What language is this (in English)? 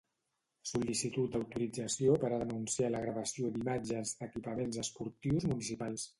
Catalan